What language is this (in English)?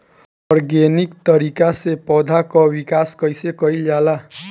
Bhojpuri